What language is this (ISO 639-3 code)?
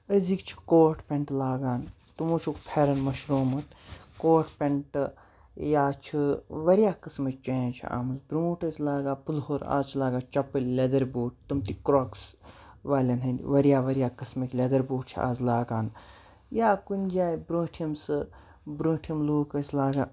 kas